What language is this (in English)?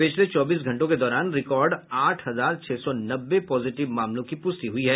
Hindi